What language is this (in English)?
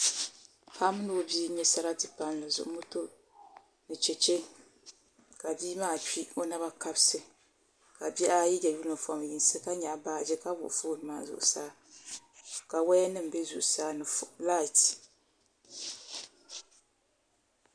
Dagbani